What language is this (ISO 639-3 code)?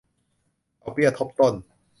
tha